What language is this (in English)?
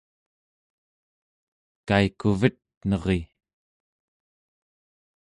Central Yupik